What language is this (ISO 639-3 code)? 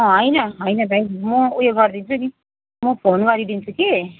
nep